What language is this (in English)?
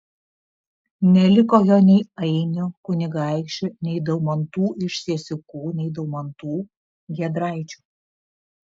Lithuanian